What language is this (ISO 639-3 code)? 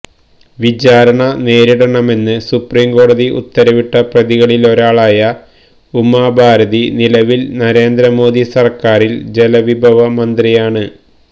mal